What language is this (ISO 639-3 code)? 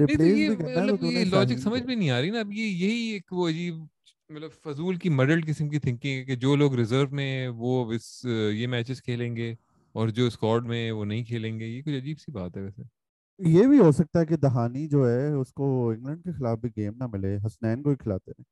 urd